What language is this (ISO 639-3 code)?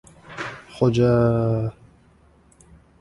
uzb